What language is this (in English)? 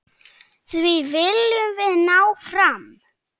Icelandic